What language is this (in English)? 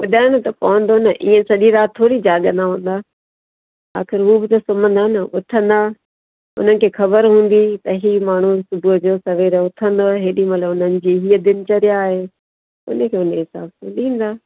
Sindhi